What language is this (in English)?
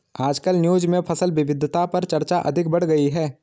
Hindi